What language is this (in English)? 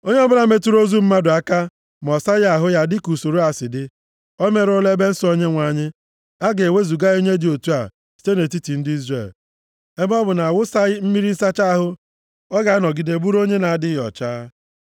Igbo